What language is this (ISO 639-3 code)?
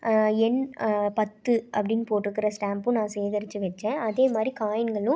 tam